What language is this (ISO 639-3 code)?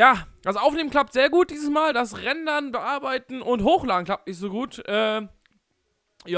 deu